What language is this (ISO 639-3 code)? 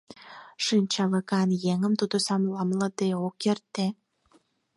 chm